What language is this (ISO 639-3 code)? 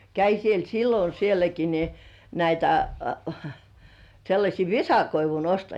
fin